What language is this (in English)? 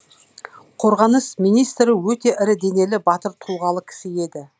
Kazakh